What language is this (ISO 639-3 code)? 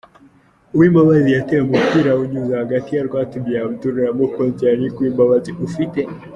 kin